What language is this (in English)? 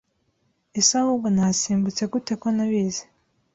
Kinyarwanda